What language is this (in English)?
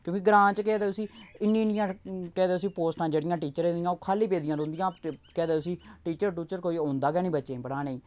Dogri